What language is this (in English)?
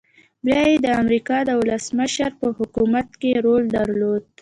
Pashto